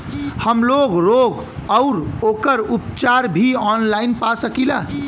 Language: Bhojpuri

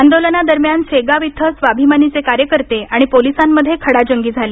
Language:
Marathi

